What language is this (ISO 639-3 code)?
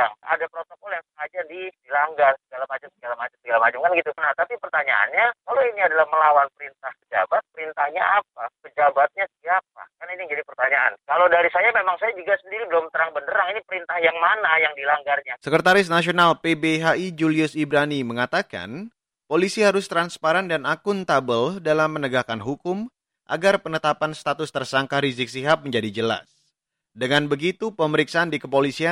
ind